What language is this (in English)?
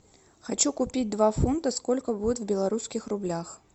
Russian